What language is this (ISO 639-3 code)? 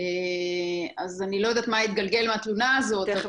heb